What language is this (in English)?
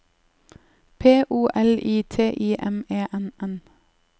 Norwegian